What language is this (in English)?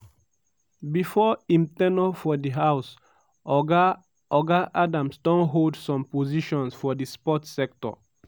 Nigerian Pidgin